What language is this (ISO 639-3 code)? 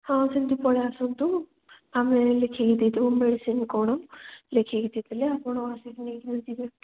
ori